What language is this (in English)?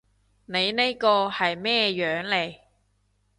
Cantonese